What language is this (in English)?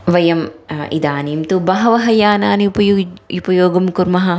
Sanskrit